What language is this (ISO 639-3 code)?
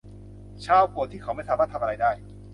tha